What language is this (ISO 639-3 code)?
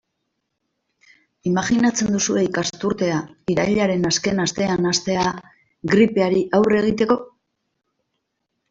eus